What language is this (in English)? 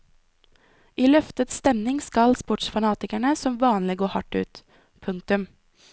Norwegian